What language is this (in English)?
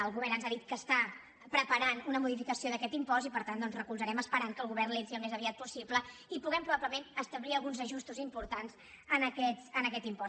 Catalan